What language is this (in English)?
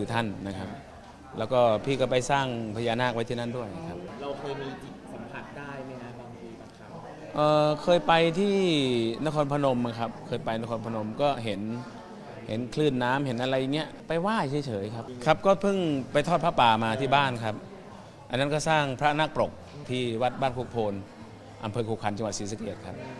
Thai